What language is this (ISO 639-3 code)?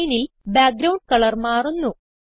mal